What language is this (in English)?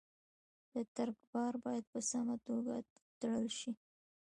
Pashto